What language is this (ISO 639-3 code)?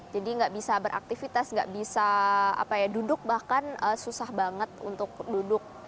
ind